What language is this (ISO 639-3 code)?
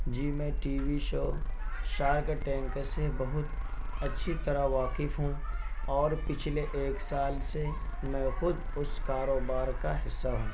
urd